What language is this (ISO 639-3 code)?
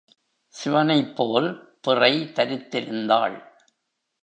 tam